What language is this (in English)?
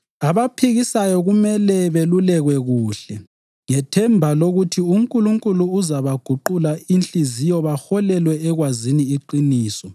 North Ndebele